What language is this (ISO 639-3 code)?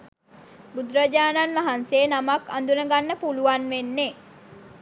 sin